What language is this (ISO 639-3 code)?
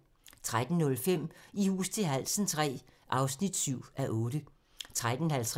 dan